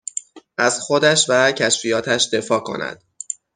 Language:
Persian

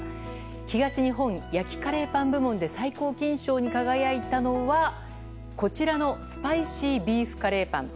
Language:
Japanese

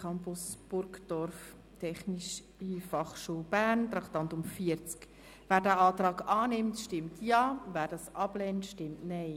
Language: Swiss German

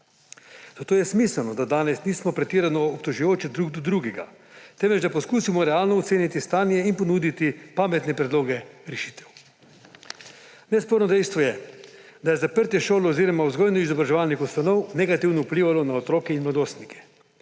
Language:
Slovenian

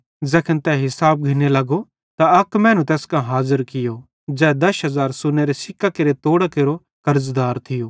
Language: Bhadrawahi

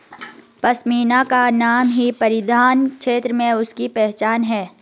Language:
Hindi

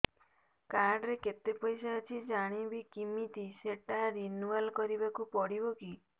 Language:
Odia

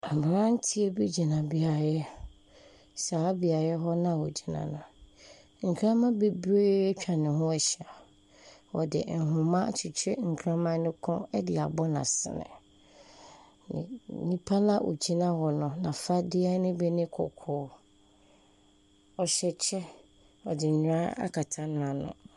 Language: Akan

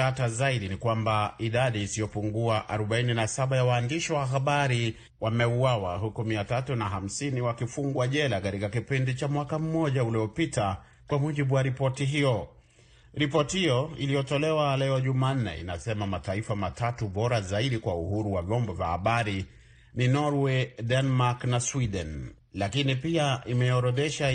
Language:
Swahili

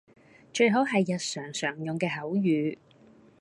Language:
Cantonese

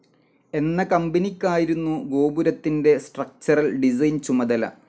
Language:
Malayalam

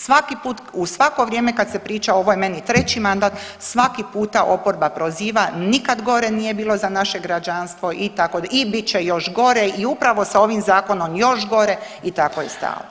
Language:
Croatian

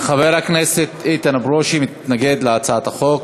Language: Hebrew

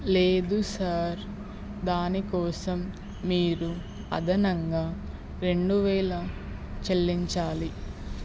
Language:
Telugu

